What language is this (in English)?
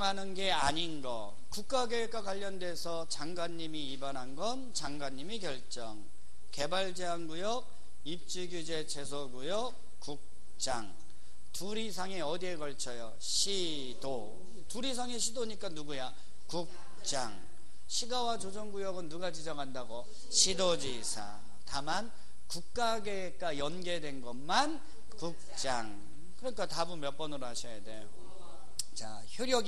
Korean